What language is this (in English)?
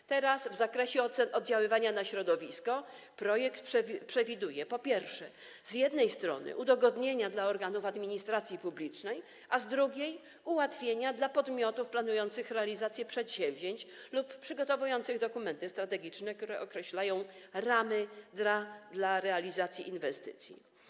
Polish